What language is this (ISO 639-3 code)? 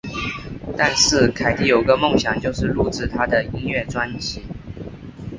zho